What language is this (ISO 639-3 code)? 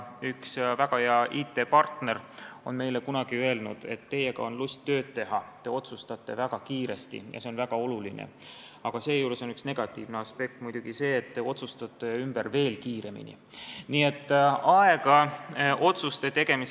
est